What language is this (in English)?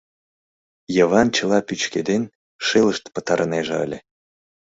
Mari